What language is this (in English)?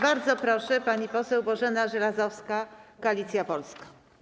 Polish